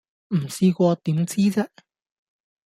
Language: Cantonese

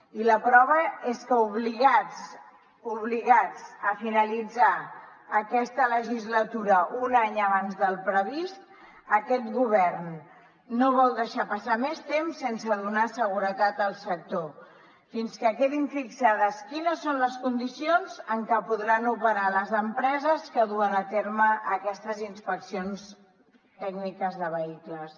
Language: Catalan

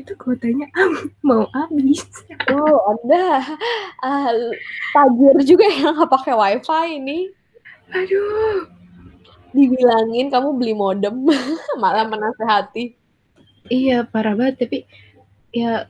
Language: Indonesian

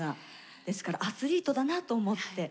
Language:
Japanese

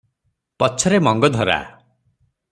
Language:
Odia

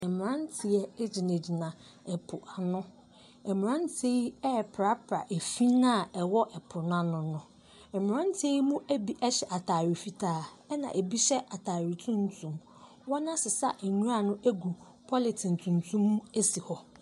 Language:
Akan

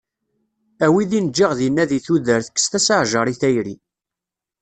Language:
Kabyle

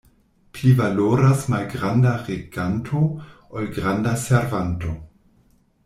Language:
Esperanto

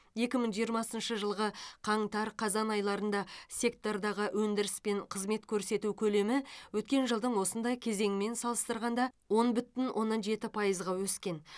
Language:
Kazakh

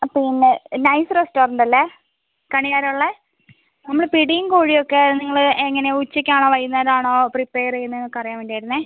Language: Malayalam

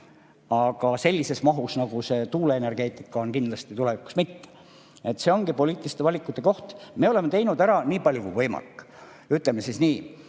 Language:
Estonian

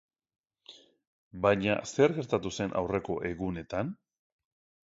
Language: Basque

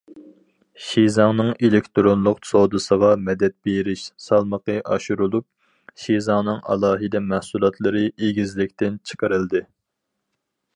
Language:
Uyghur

